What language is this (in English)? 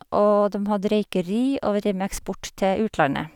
Norwegian